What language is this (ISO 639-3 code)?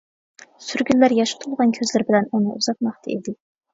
uig